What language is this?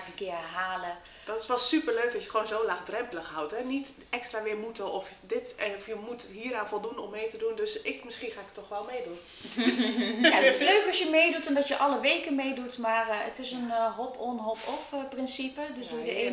Dutch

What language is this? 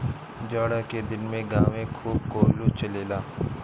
Bhojpuri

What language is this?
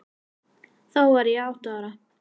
Icelandic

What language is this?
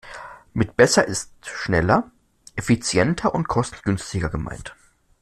German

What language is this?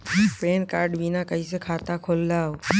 Chhattisgarhi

